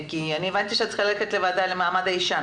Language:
Hebrew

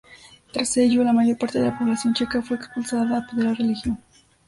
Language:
Spanish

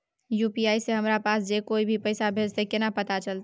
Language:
Maithili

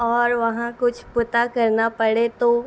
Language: Urdu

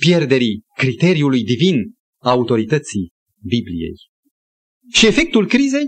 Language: Romanian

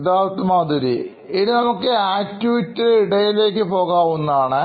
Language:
Malayalam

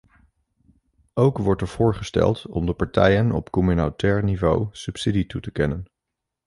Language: Dutch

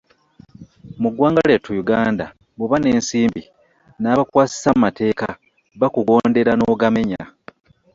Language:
Ganda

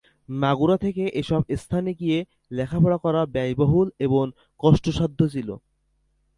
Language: Bangla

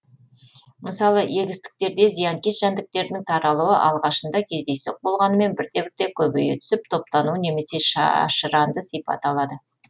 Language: Kazakh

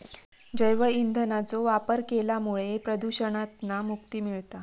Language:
Marathi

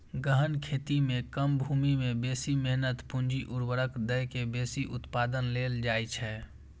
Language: Maithili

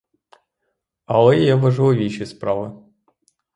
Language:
Ukrainian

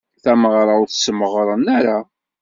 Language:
Kabyle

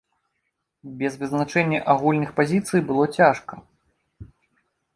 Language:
Belarusian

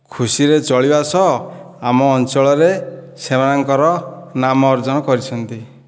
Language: Odia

